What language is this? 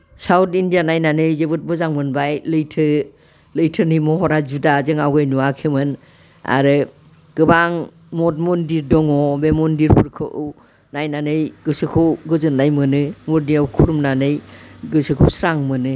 Bodo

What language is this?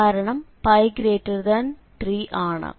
Malayalam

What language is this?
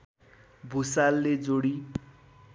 Nepali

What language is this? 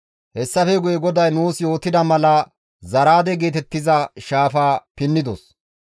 Gamo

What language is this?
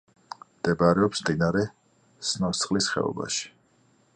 Georgian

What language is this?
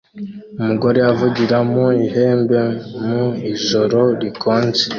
Kinyarwanda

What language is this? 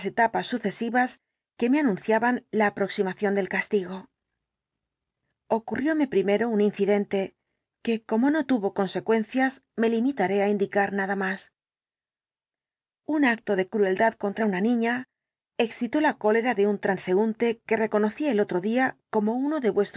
Spanish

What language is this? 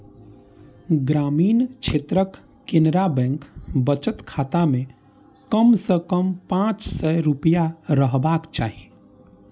Maithili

